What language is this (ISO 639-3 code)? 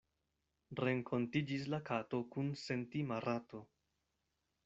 epo